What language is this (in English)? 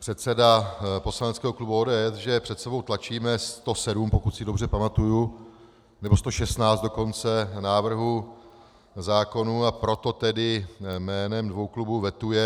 Czech